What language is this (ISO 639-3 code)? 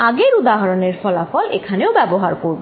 ben